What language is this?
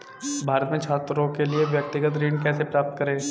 Hindi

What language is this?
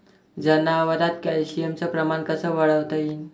Marathi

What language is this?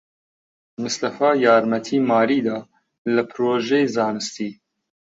Central Kurdish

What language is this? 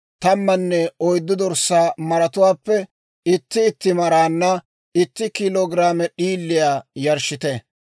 Dawro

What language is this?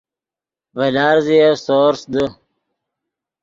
Yidgha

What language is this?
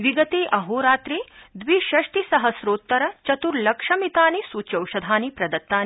Sanskrit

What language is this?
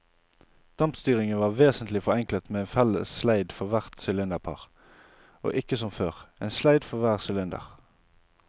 Norwegian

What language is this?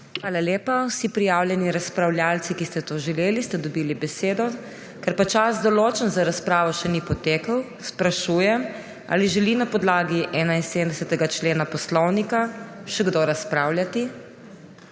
Slovenian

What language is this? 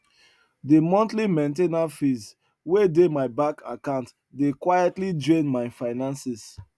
Nigerian Pidgin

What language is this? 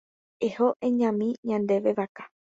Guarani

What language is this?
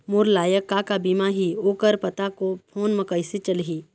Chhattisgarhi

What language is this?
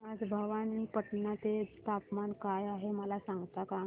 Marathi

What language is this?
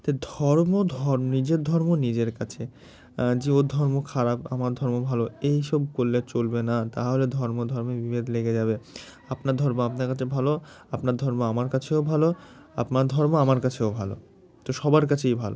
Bangla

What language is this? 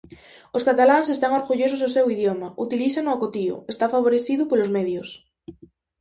Galician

